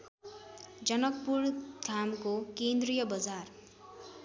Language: Nepali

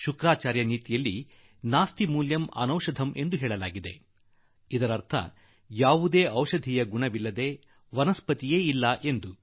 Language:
Kannada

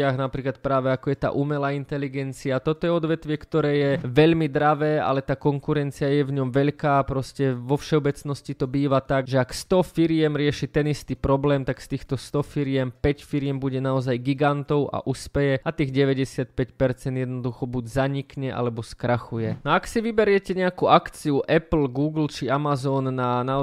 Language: Slovak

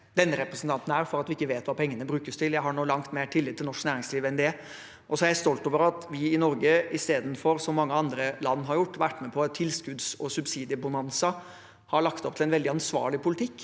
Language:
Norwegian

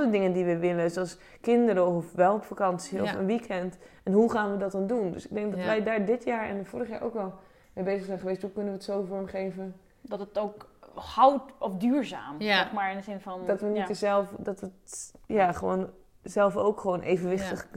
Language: Dutch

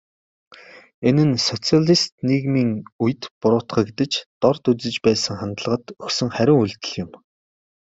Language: Mongolian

